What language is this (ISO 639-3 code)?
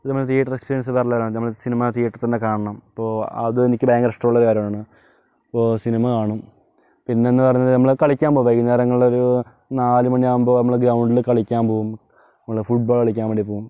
mal